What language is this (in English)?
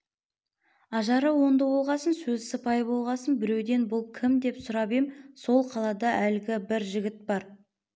Kazakh